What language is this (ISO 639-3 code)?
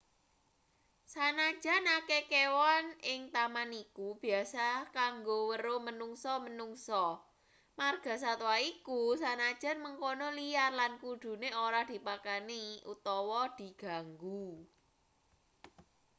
jav